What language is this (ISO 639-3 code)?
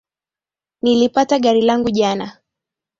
swa